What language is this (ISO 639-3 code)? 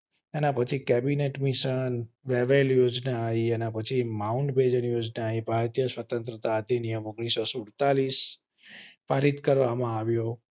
guj